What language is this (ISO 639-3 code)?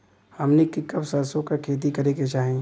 bho